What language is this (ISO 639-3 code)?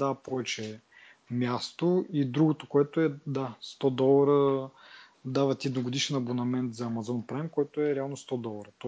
bul